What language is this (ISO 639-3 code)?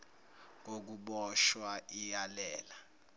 zul